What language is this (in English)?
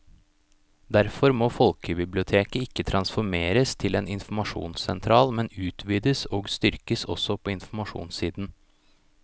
Norwegian